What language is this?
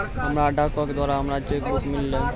Maithili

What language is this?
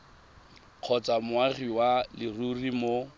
Tswana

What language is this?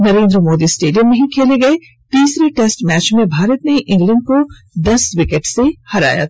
Hindi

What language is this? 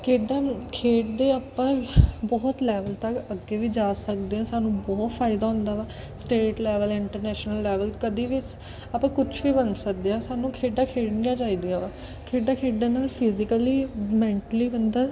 Punjabi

